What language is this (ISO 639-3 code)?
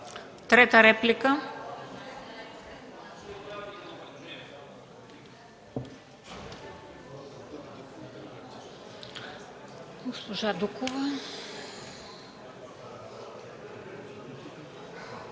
bul